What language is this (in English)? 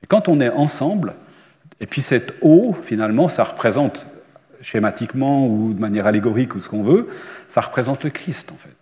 French